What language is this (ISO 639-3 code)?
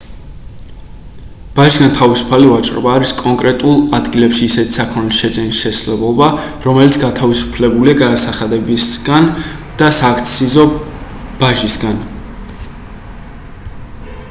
kat